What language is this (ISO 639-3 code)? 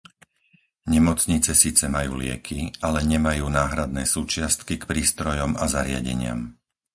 slk